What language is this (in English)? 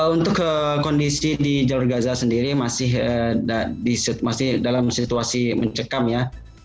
Indonesian